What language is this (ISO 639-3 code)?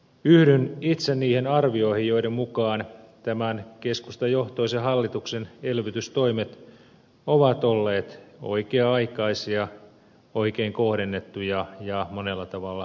fin